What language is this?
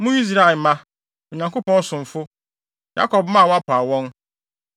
Akan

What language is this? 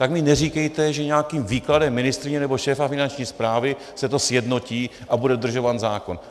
Czech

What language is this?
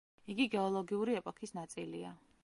Georgian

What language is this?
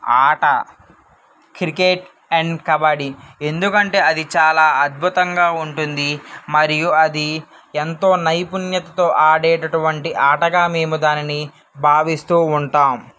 Telugu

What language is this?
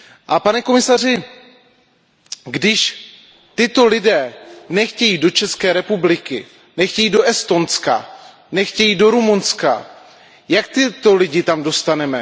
Czech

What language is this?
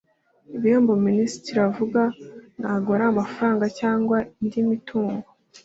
Kinyarwanda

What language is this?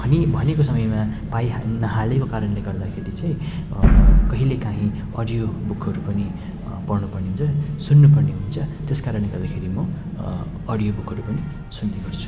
Nepali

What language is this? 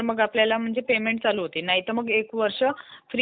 Marathi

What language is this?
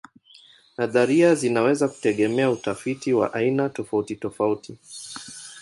Swahili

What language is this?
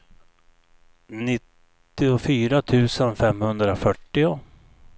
Swedish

